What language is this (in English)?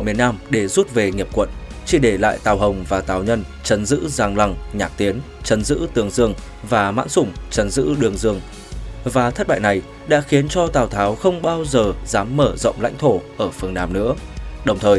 Vietnamese